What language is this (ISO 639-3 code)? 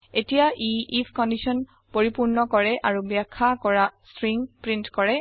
asm